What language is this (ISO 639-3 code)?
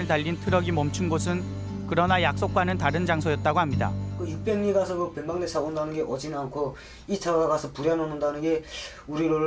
kor